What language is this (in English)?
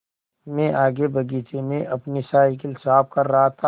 Hindi